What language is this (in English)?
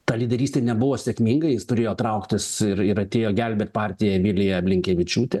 Lithuanian